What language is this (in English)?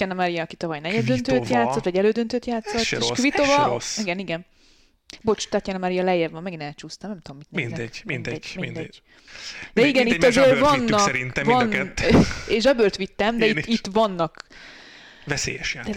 Hungarian